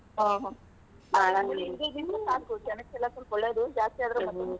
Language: Kannada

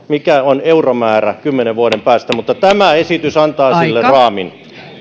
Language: Finnish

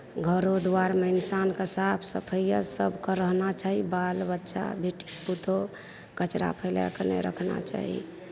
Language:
Maithili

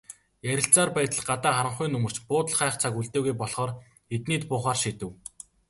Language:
Mongolian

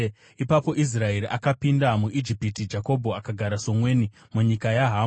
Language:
Shona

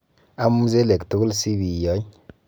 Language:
Kalenjin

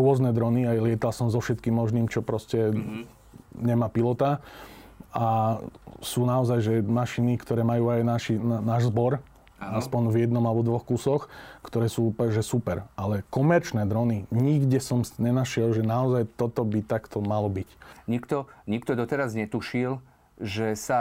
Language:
Slovak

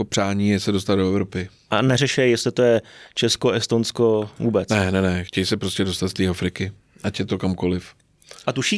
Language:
Czech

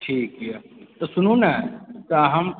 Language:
Maithili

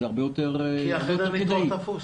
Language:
Hebrew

